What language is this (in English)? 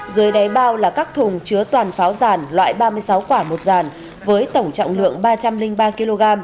Vietnamese